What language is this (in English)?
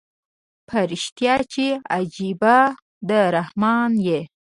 Pashto